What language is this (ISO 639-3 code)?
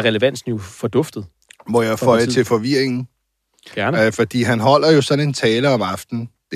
dan